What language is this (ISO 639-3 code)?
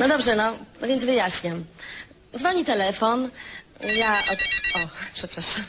pol